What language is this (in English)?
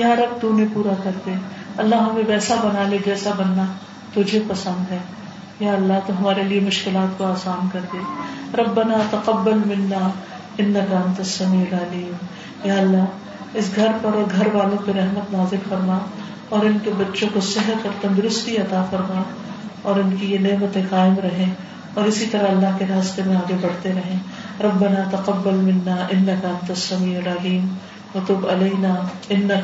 Urdu